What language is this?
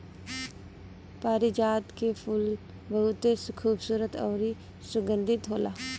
Bhojpuri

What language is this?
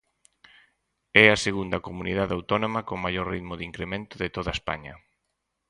Galician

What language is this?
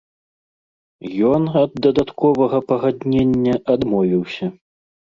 Belarusian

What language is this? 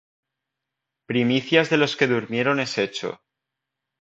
Spanish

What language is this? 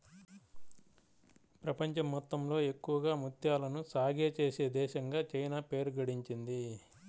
Telugu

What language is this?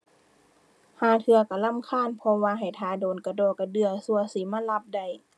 Thai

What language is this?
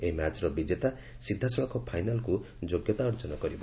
Odia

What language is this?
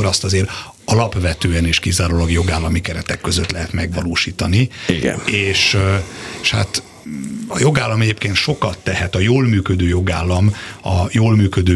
Hungarian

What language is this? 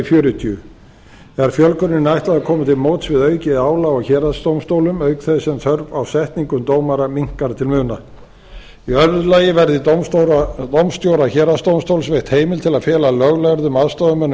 Icelandic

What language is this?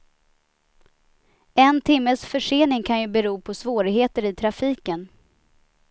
Swedish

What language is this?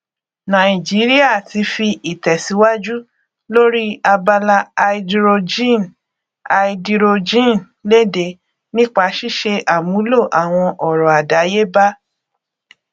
Yoruba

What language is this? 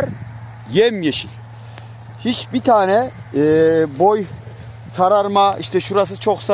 Turkish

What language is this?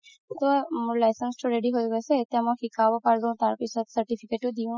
Assamese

